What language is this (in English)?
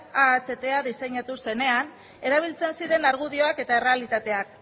Basque